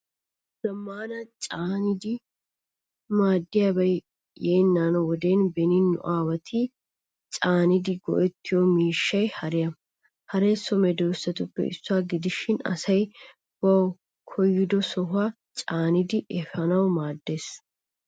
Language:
Wolaytta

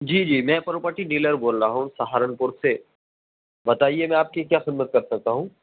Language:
Urdu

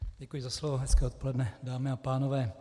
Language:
Czech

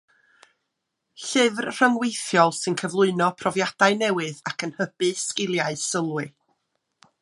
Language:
Welsh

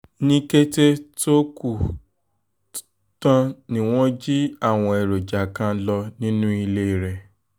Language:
Yoruba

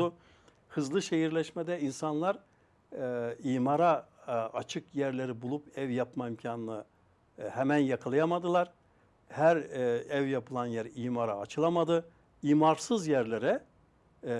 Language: Turkish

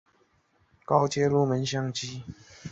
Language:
Chinese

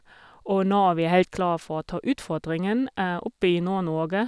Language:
Norwegian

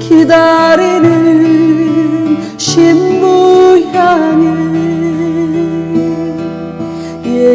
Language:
Turkish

